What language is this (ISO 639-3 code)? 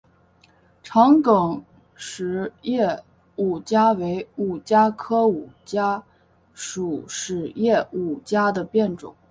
zho